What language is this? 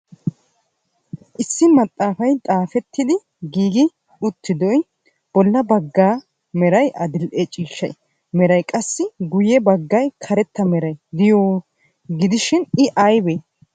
Wolaytta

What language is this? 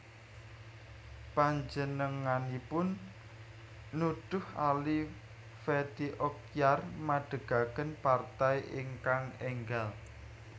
Javanese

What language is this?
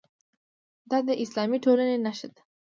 Pashto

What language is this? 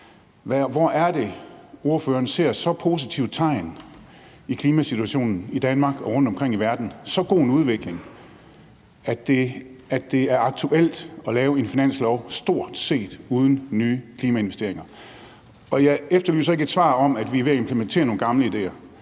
Danish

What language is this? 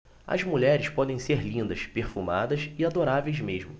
Portuguese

